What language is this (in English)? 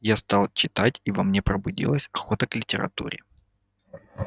Russian